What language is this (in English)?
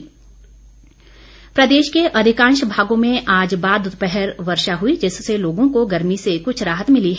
Hindi